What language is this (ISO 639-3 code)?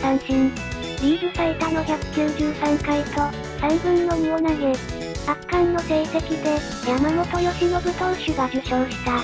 jpn